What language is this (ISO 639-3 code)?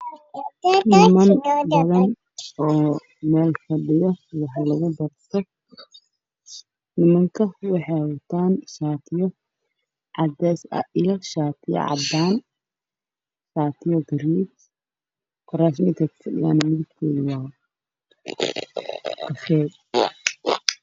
som